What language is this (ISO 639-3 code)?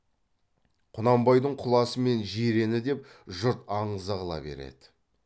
kaz